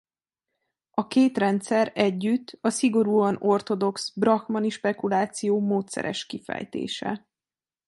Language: Hungarian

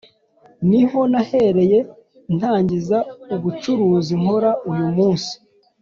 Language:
Kinyarwanda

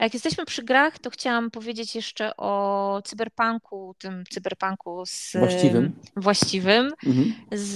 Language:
Polish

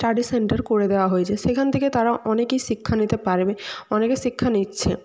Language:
Bangla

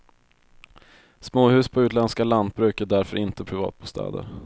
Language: Swedish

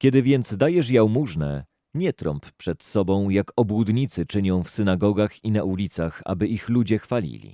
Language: Polish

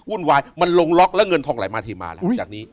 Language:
Thai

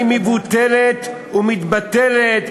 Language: Hebrew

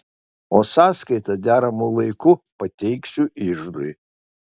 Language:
Lithuanian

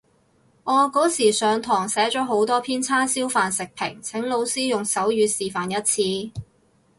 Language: Cantonese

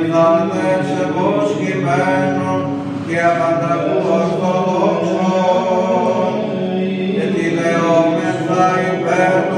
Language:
Greek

